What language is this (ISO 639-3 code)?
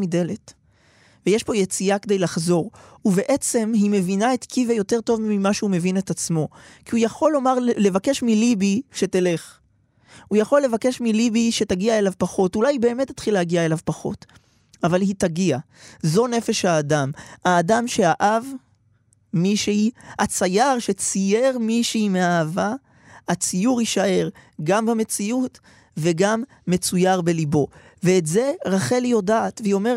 heb